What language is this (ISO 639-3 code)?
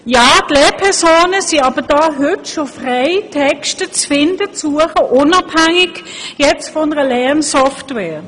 gsw